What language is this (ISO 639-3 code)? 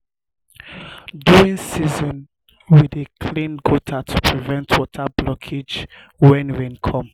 pcm